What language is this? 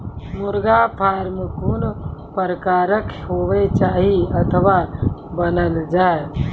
Maithili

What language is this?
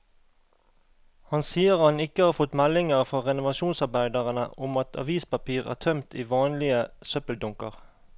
Norwegian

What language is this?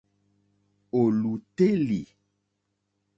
Mokpwe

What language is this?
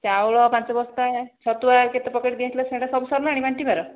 Odia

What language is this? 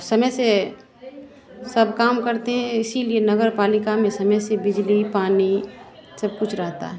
Hindi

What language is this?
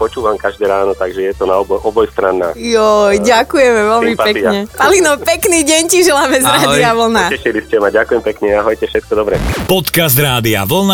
Slovak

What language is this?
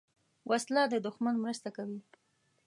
Pashto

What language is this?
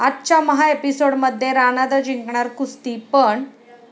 Marathi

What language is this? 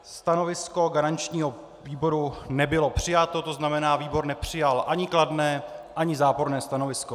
Czech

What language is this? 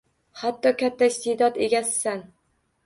Uzbek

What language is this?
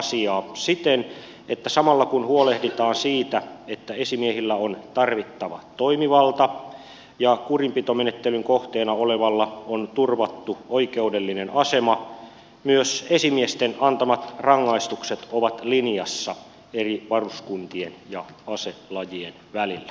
Finnish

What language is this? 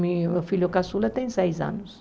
Portuguese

